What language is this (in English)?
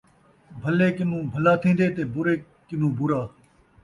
Saraiki